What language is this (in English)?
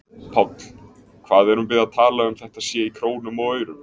Icelandic